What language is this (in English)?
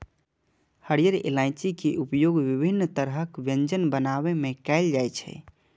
Maithili